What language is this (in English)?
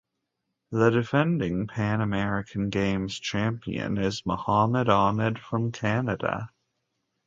English